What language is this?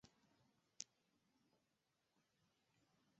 Chinese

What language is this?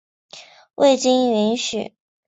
Chinese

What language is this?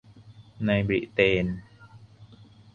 Thai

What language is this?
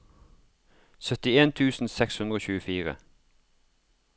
Norwegian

